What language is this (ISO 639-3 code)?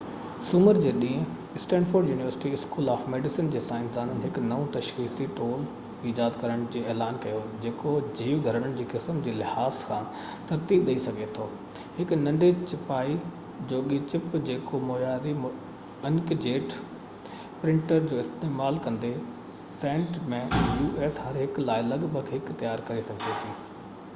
snd